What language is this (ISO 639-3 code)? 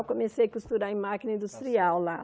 por